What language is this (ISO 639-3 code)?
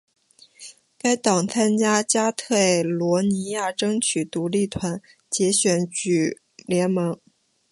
zho